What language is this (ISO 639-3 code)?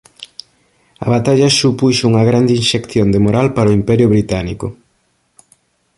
glg